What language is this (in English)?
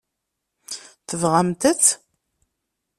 Kabyle